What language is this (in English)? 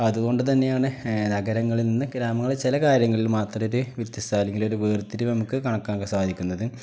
Malayalam